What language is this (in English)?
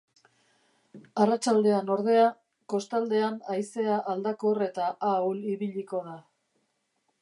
Basque